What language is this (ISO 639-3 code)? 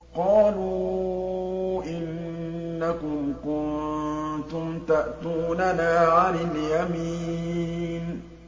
ara